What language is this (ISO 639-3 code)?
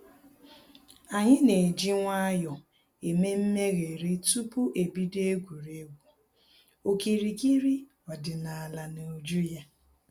ibo